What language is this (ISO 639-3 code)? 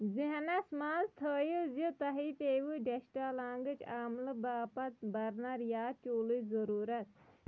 kas